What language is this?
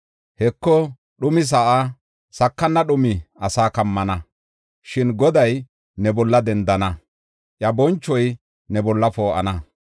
Gofa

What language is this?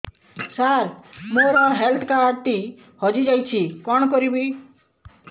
Odia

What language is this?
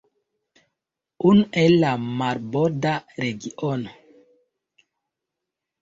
Esperanto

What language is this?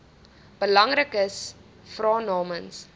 Afrikaans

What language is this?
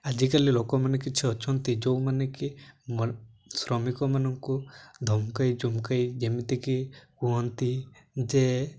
Odia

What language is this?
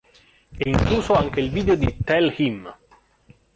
Italian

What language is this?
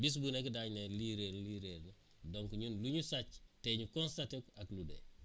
Wolof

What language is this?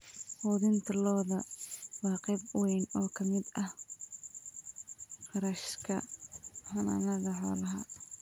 Somali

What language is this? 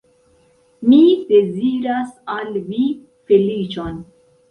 Esperanto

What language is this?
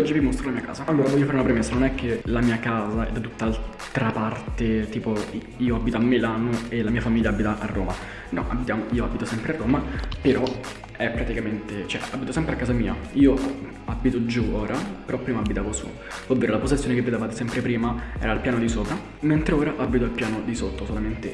Italian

